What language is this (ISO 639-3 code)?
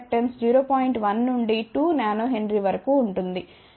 tel